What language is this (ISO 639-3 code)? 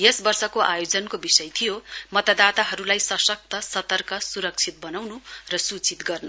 nep